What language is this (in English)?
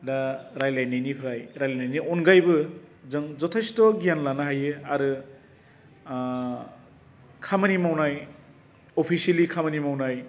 Bodo